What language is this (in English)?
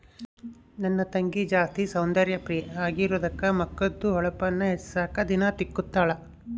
Kannada